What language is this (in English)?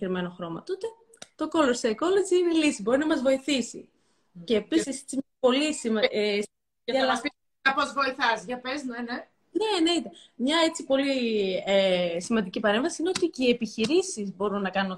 Greek